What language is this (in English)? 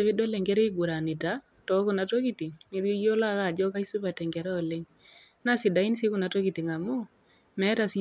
Masai